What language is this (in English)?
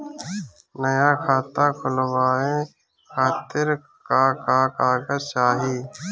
Bhojpuri